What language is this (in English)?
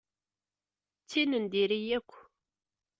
Kabyle